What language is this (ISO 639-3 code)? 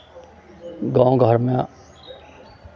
mai